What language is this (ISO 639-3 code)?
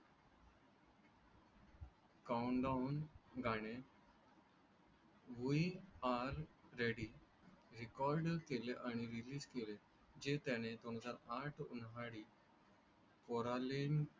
mar